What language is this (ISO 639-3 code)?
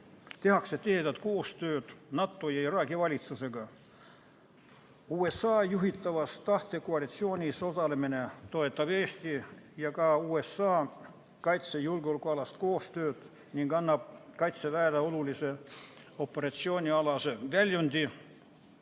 est